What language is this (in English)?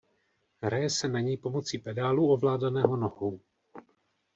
Czech